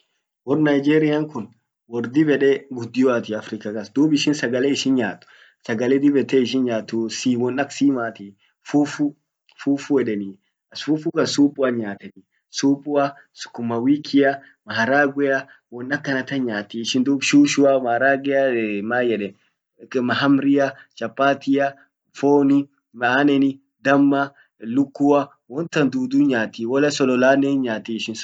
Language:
Orma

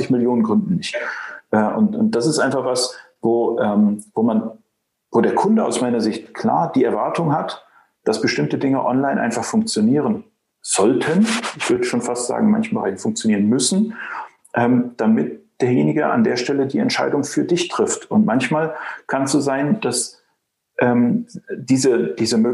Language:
German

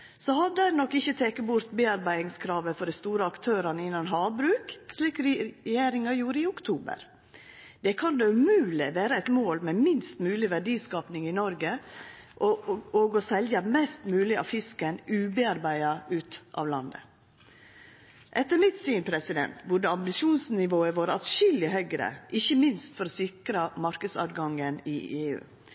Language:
Norwegian Nynorsk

